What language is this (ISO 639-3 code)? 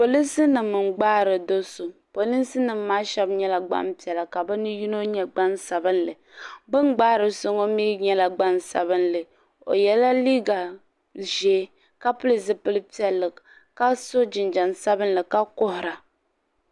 dag